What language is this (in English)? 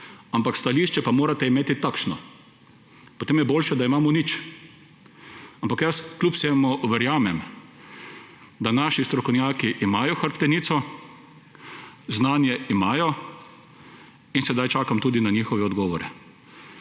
Slovenian